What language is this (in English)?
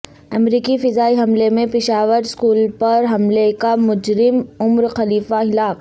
Urdu